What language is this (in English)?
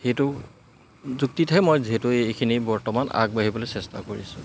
Assamese